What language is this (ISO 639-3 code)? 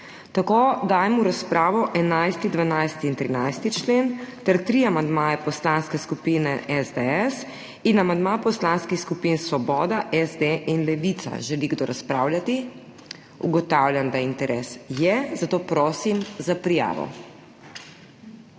slv